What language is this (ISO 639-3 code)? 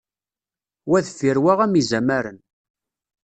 kab